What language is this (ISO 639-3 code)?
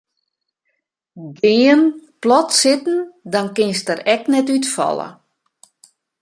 fry